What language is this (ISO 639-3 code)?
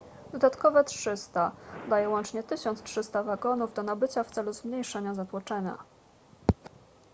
pol